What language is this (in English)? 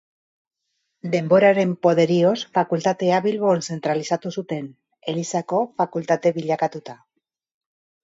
Basque